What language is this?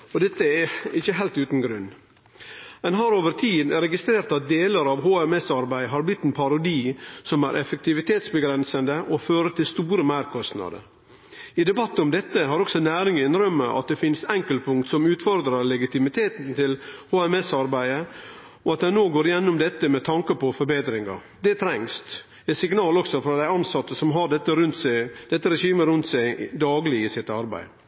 Norwegian Nynorsk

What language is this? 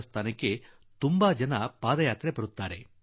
Kannada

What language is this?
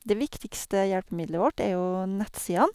Norwegian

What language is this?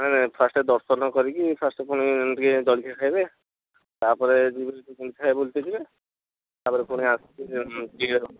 Odia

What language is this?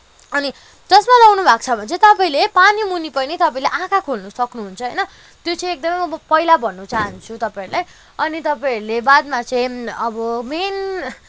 Nepali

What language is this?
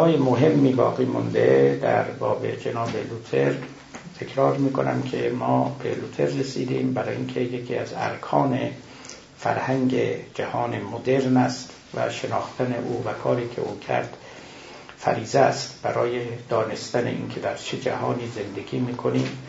Persian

